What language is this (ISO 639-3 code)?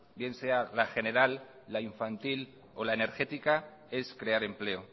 spa